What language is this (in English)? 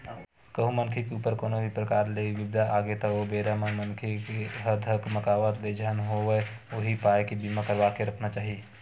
Chhattisgarhi